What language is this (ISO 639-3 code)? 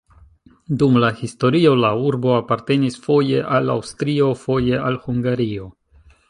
epo